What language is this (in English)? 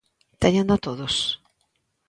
Galician